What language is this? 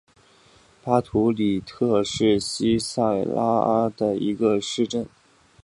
Chinese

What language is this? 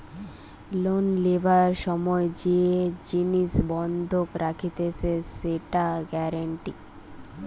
Bangla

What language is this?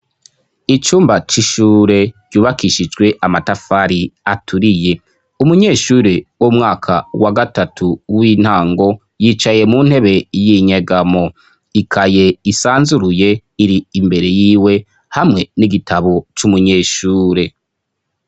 Rundi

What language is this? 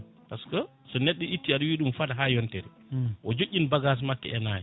Fula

